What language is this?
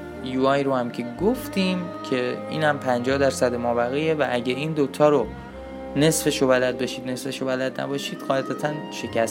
Persian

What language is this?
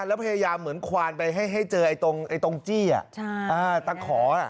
Thai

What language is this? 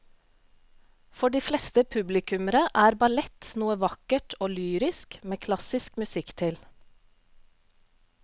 Norwegian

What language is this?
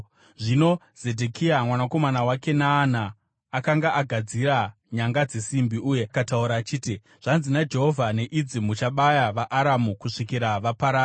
Shona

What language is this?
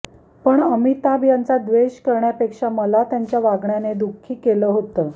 Marathi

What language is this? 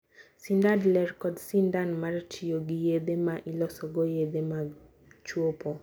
Luo (Kenya and Tanzania)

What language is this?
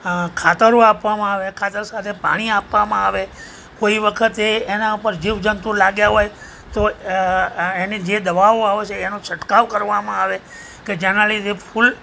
Gujarati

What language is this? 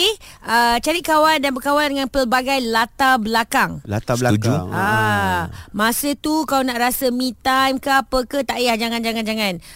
Malay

